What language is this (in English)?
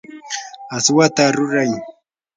Yanahuanca Pasco Quechua